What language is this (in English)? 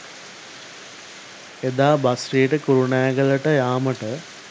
Sinhala